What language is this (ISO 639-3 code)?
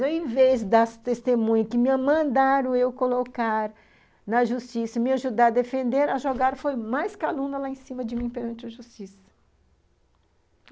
por